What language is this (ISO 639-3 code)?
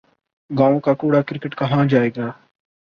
urd